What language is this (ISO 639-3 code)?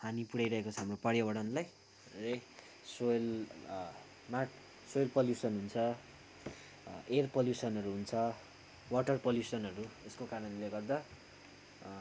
nep